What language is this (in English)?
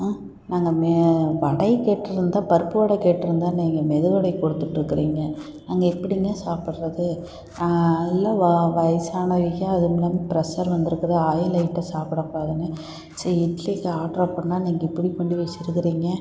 Tamil